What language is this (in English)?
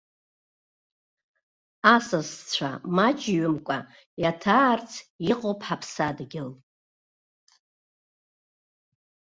Abkhazian